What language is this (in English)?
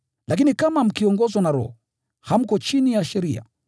Swahili